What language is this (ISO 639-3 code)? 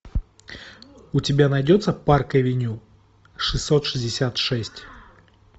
rus